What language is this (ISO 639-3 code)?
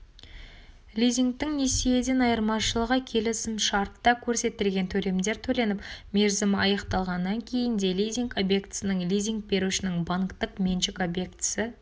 kaz